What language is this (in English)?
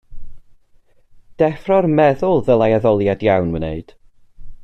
Welsh